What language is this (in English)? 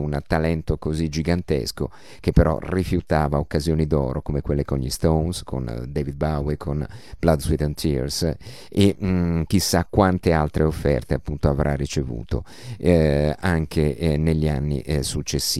Italian